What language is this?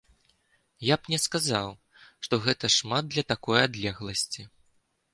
Belarusian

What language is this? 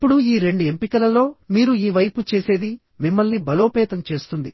Telugu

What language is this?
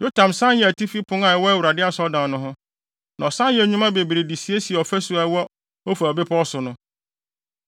Akan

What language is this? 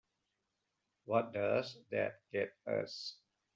English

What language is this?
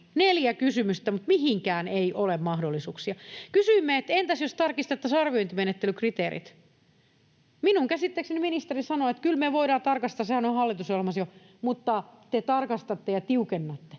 Finnish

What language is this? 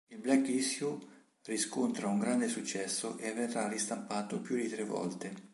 Italian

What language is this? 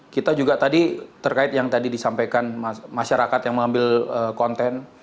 Indonesian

